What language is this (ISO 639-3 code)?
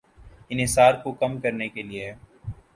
urd